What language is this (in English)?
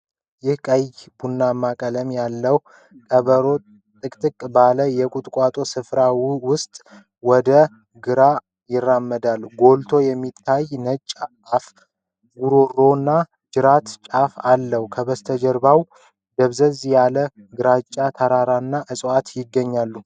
Amharic